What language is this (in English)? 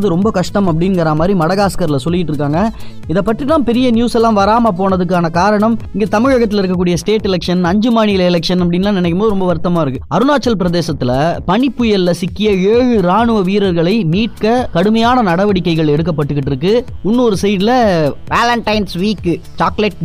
Tamil